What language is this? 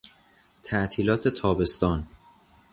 Persian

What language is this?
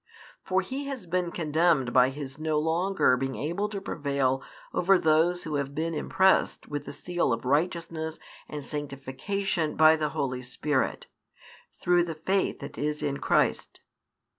English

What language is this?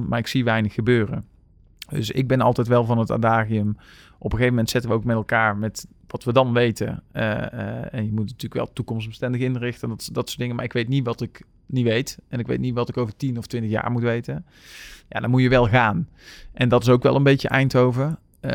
Dutch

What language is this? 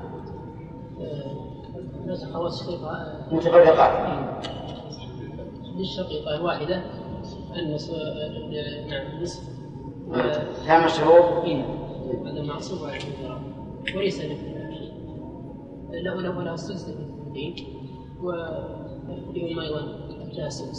Arabic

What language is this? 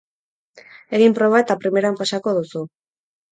Basque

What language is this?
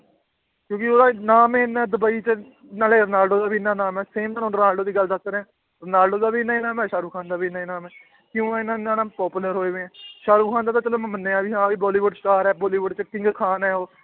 Punjabi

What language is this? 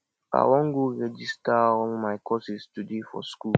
Nigerian Pidgin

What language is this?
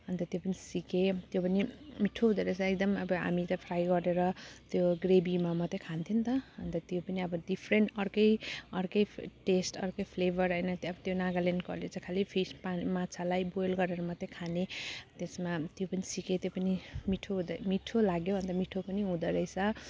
Nepali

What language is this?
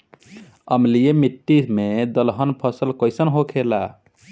Bhojpuri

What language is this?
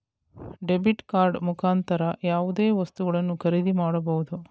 Kannada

